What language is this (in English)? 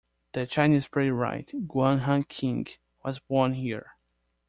English